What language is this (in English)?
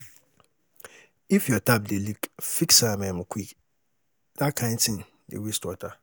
Nigerian Pidgin